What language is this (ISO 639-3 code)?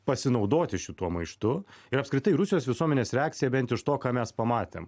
lit